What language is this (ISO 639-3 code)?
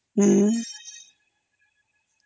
ori